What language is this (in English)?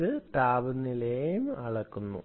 Malayalam